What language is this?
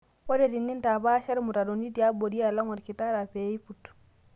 Masai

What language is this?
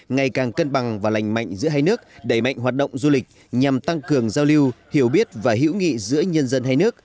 Vietnamese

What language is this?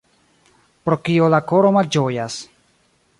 Esperanto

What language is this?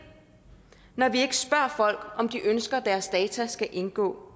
Danish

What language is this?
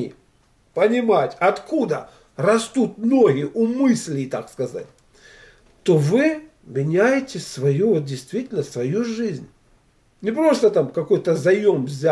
Russian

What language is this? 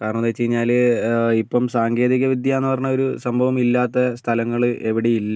Malayalam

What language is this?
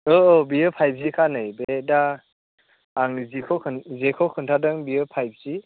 Bodo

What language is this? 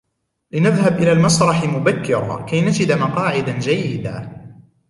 Arabic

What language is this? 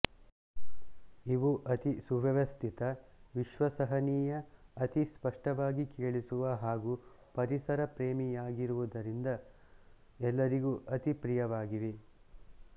Kannada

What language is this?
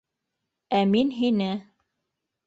Bashkir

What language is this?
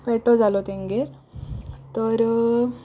Konkani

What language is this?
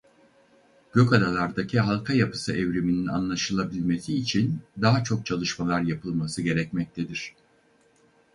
Turkish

